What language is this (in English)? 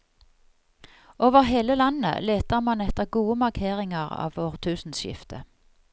Norwegian